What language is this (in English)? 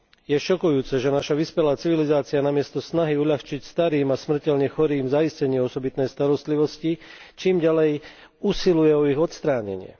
Slovak